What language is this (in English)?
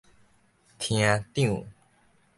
Min Nan Chinese